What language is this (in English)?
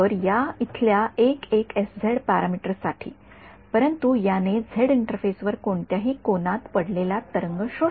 Marathi